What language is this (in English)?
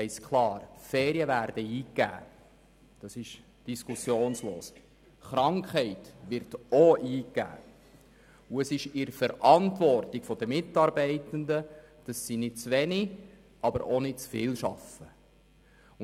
Swiss German